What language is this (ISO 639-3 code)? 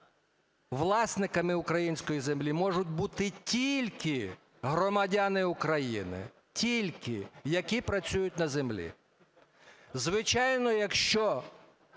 ukr